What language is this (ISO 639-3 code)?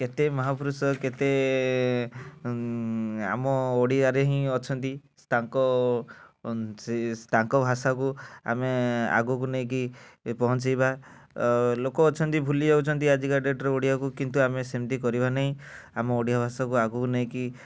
ori